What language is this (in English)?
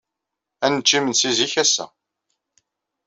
Kabyle